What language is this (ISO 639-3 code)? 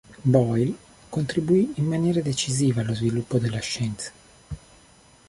ita